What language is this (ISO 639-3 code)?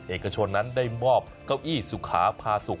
tha